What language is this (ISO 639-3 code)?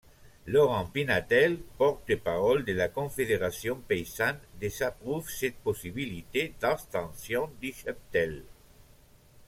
fra